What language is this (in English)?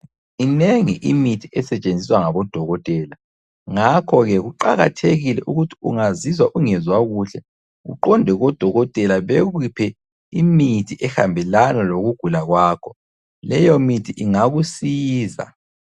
North Ndebele